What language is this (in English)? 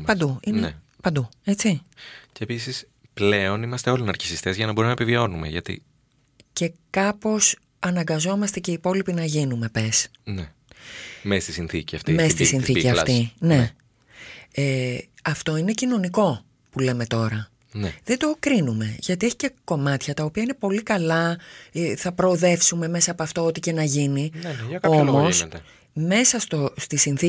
Greek